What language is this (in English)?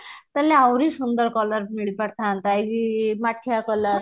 Odia